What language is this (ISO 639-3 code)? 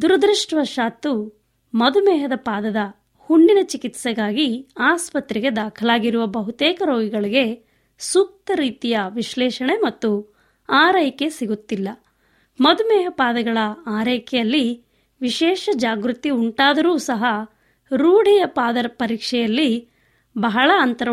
kan